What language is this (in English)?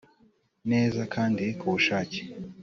Kinyarwanda